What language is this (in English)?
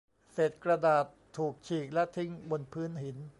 Thai